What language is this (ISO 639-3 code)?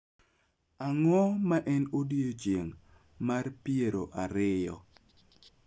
luo